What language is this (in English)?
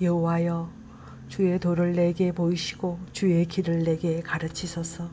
Korean